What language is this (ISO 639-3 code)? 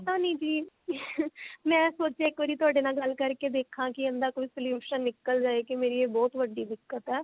pan